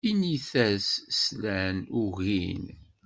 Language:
Kabyle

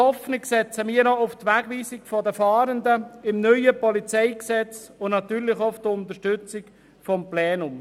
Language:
Swiss German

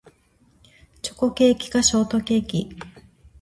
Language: Japanese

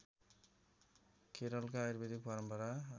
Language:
Nepali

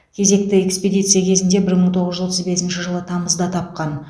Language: Kazakh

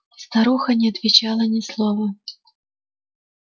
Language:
Russian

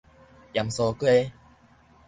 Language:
Min Nan Chinese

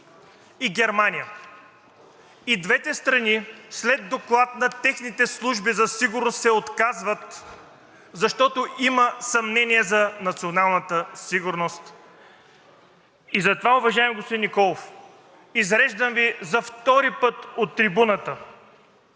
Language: Bulgarian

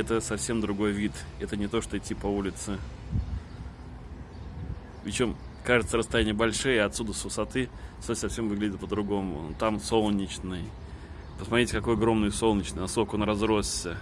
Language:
Russian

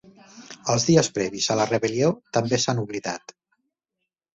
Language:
Catalan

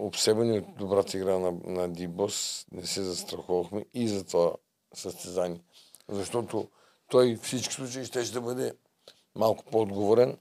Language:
Bulgarian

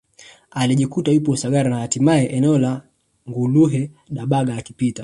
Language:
Swahili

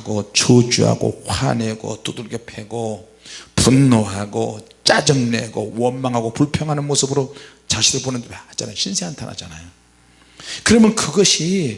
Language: Korean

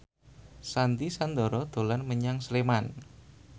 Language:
Javanese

